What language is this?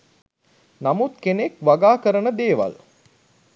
Sinhala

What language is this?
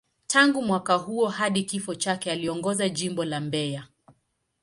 Swahili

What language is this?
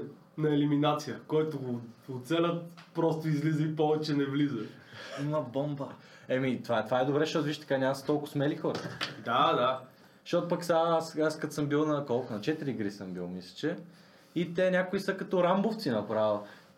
Bulgarian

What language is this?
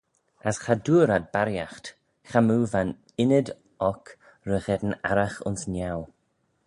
Manx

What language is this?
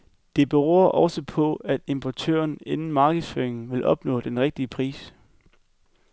Danish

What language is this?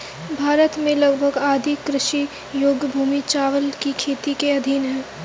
Hindi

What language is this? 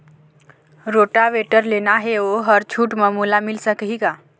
Chhattisgarhi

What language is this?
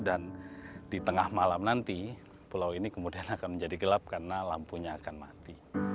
Indonesian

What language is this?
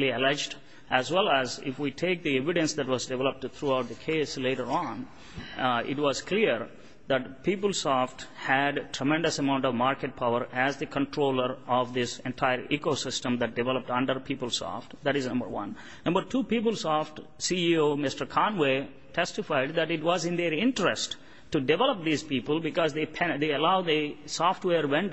English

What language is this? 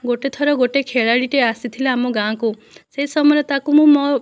Odia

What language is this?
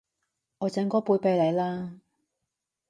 Cantonese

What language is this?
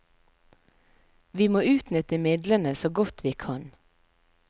Norwegian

